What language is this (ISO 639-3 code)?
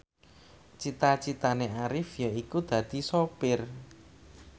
jav